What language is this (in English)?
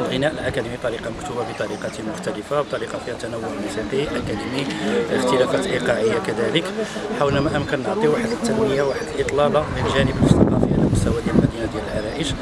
Arabic